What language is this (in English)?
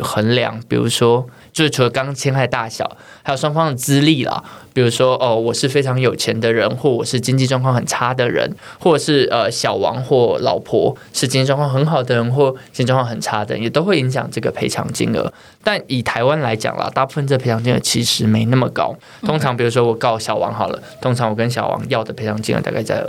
Chinese